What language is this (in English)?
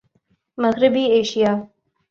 Urdu